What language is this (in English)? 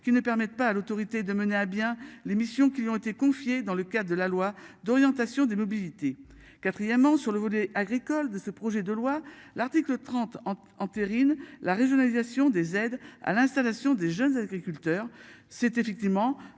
French